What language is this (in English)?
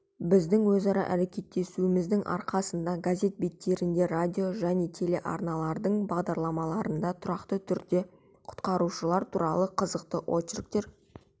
Kazakh